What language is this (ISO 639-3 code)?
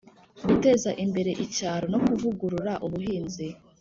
kin